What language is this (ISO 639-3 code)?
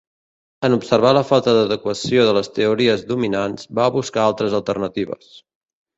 cat